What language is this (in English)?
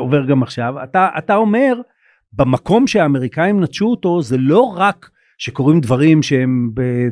Hebrew